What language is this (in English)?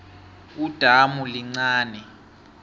South Ndebele